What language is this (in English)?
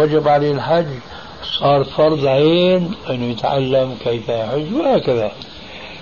Arabic